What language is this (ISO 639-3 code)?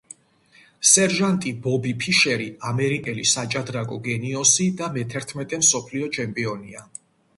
kat